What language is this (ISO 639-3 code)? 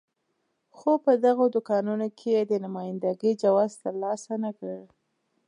pus